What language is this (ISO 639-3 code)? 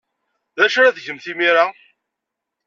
kab